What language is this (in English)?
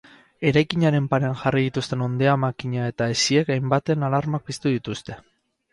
Basque